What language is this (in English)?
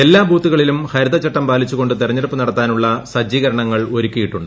Malayalam